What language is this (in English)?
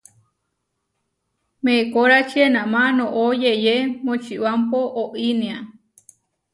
Huarijio